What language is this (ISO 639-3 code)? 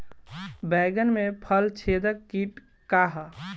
bho